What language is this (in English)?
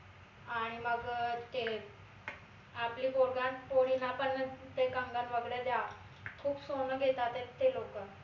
Marathi